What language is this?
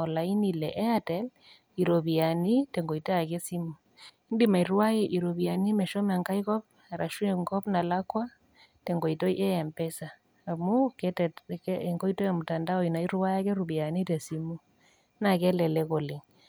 Masai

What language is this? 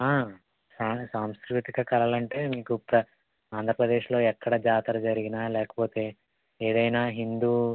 Telugu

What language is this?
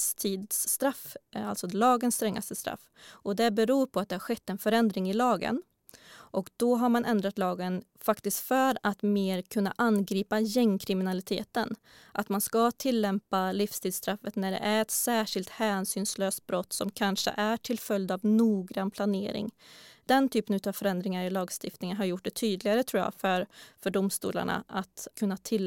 Swedish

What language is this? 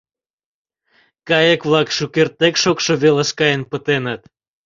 Mari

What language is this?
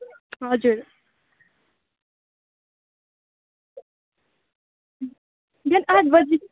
Nepali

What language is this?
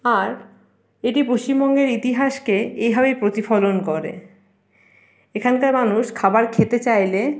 Bangla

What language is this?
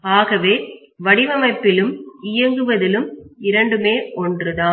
Tamil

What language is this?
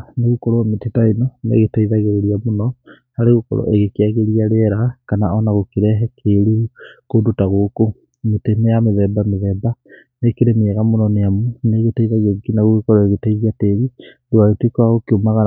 Kikuyu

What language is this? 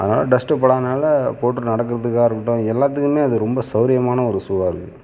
Tamil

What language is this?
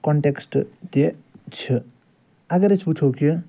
Kashmiri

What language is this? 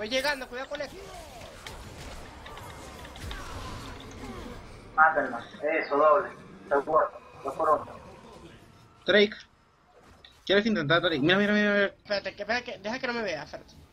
Spanish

